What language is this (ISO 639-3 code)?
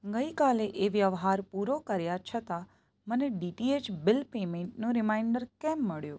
guj